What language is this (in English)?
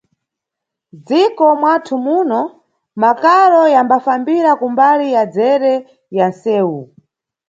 Nyungwe